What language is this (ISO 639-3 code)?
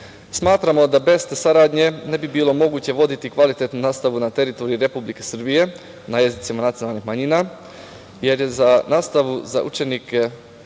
srp